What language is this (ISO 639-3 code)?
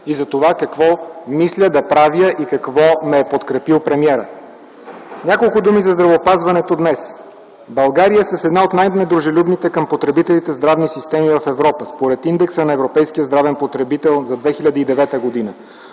bul